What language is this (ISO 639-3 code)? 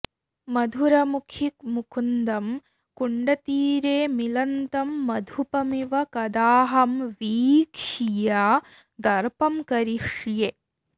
san